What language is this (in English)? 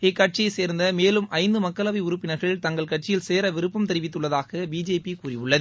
Tamil